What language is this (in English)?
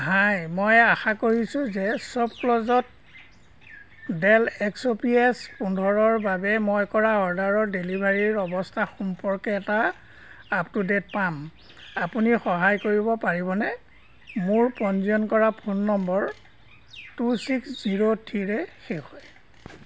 Assamese